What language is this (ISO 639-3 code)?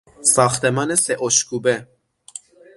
fas